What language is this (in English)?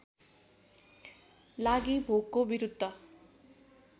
Nepali